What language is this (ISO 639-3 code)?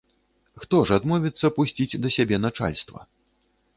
bel